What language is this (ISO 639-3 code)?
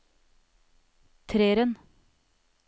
nor